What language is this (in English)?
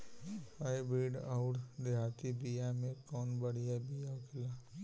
Bhojpuri